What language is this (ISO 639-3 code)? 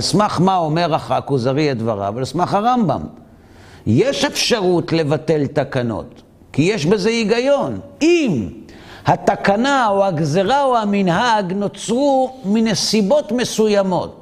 heb